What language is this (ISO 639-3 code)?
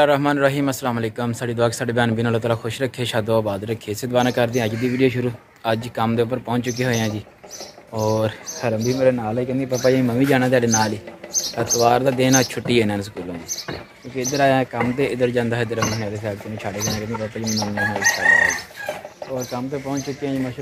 pan